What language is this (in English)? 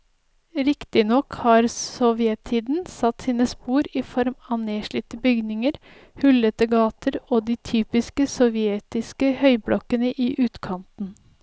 Norwegian